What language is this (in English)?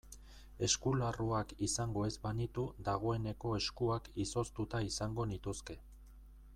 Basque